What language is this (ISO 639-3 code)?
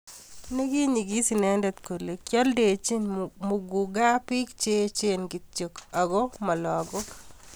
kln